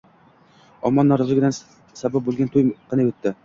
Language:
Uzbek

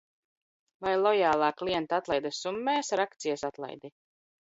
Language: Latvian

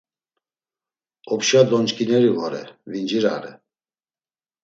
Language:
Laz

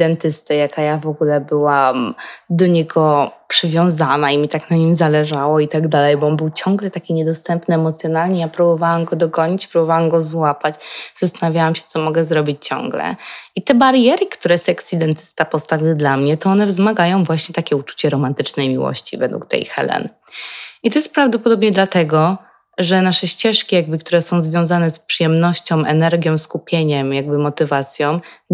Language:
Polish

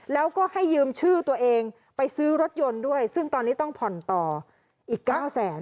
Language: Thai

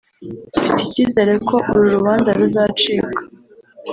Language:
Kinyarwanda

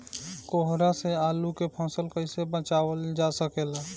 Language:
Bhojpuri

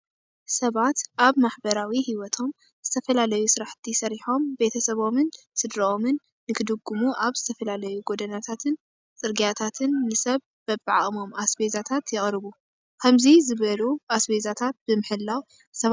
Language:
Tigrinya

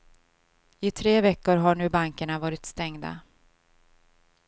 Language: Swedish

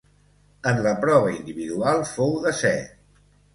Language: Catalan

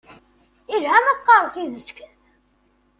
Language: Kabyle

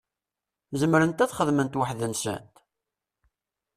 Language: Kabyle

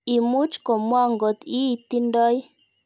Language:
Kalenjin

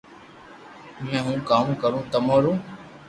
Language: Loarki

